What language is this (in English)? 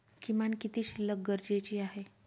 Marathi